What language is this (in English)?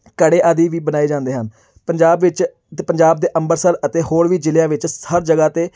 Punjabi